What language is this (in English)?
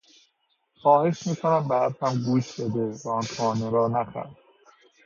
Persian